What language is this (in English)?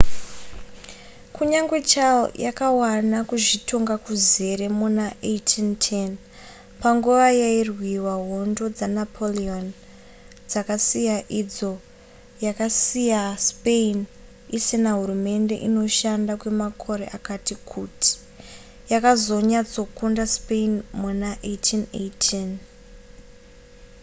Shona